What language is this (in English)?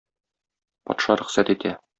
Tatar